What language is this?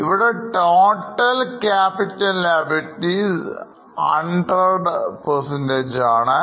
Malayalam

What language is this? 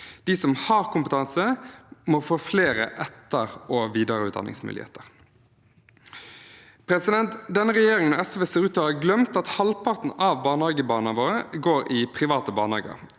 Norwegian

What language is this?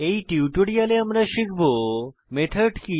Bangla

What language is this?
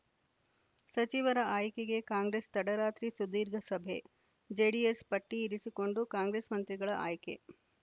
Kannada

